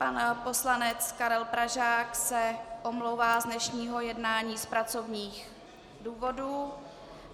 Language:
Czech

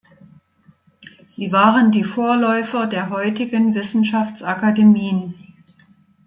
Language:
German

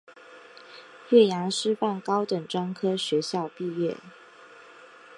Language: Chinese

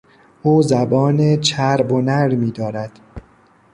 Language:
Persian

